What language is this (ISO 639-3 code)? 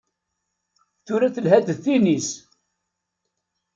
kab